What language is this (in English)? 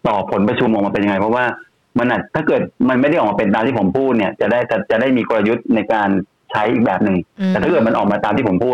Thai